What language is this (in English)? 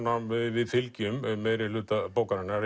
Icelandic